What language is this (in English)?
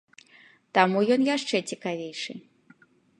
Belarusian